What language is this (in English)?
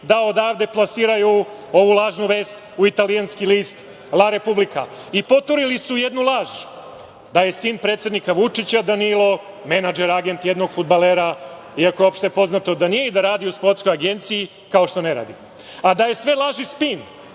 Serbian